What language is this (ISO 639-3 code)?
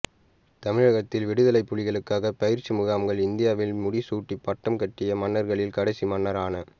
tam